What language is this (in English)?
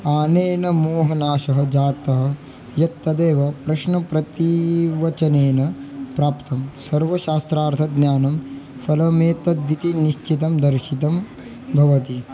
Sanskrit